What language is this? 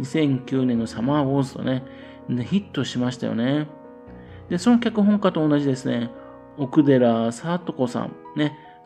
Japanese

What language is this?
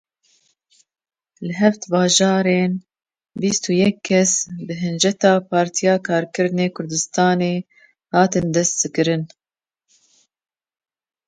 Kurdish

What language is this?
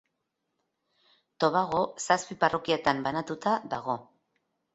Basque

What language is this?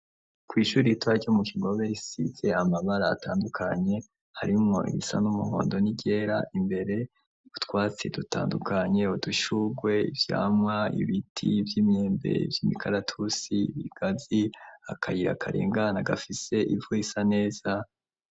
Rundi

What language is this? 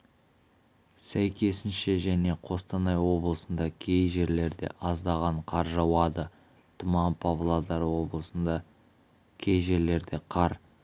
Kazakh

